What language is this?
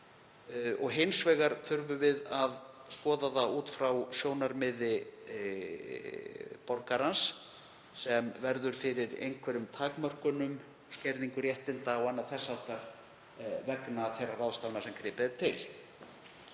Icelandic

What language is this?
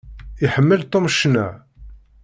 Kabyle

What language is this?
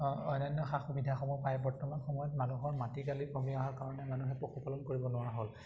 Assamese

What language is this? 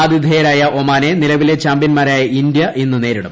Malayalam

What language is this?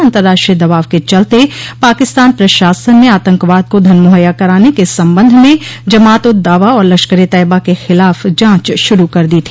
Hindi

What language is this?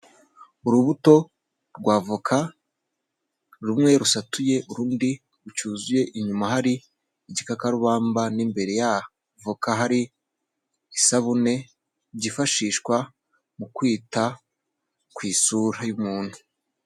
Kinyarwanda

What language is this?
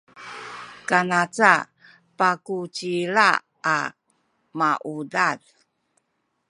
Sakizaya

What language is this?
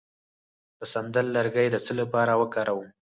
Pashto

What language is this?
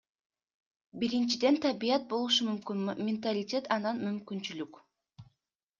Kyrgyz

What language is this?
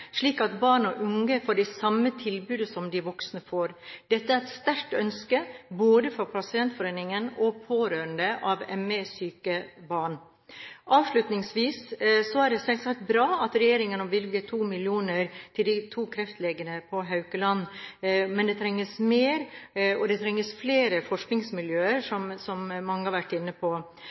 Norwegian Bokmål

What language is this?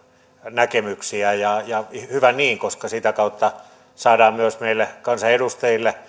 Finnish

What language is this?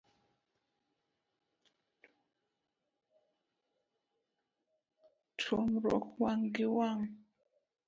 Luo (Kenya and Tanzania)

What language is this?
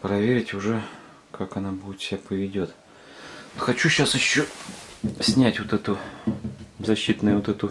Russian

